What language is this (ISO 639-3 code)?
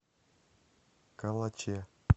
rus